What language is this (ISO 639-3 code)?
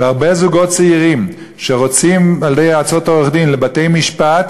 heb